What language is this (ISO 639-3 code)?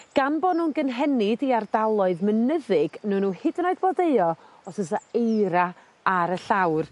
cym